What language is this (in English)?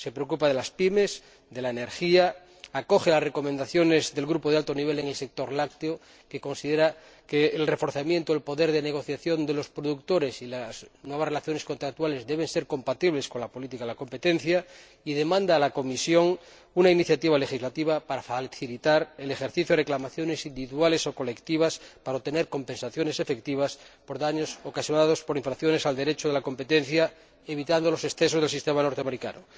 Spanish